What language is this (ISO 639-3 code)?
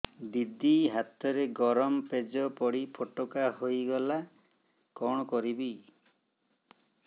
ori